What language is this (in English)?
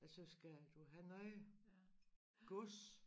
Danish